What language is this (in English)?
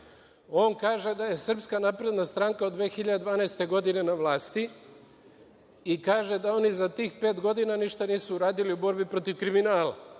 Serbian